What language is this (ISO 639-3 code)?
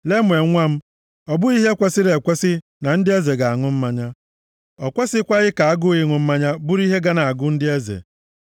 ibo